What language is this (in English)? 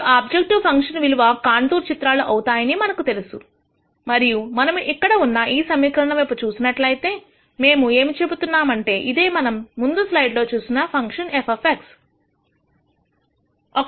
Telugu